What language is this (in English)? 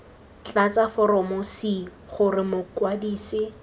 Tswana